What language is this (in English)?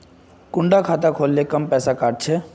Magahi